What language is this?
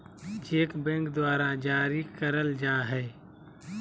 Magahi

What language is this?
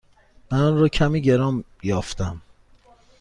Persian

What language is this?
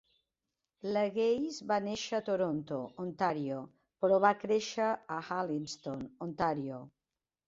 Catalan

